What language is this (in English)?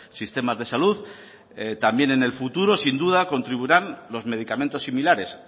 Spanish